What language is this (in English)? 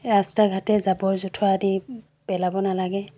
Assamese